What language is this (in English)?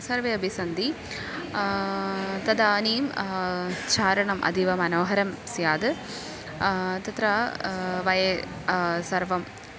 Sanskrit